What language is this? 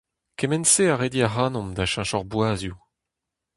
Breton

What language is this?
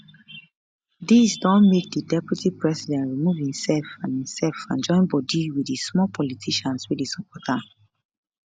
Nigerian Pidgin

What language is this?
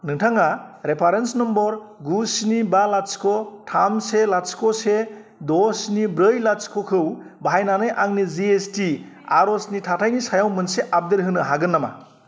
Bodo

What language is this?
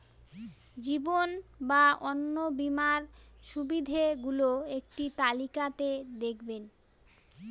Bangla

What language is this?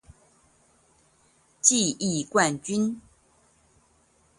Chinese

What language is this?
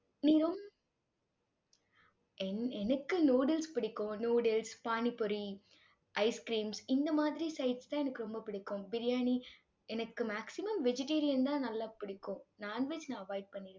Tamil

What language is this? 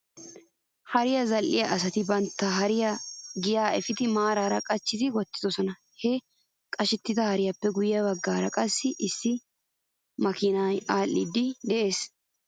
Wolaytta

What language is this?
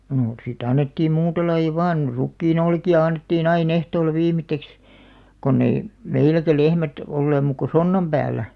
Finnish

